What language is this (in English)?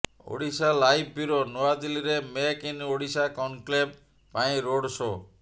Odia